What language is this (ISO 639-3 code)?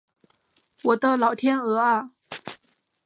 zho